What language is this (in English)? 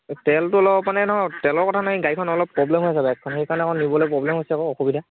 Assamese